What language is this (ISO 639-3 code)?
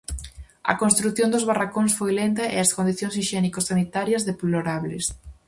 glg